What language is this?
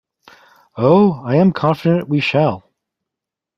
English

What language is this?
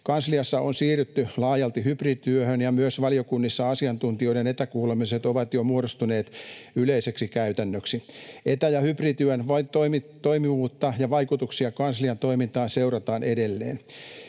Finnish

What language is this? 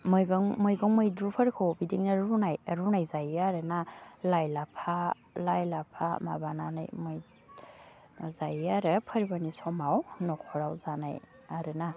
Bodo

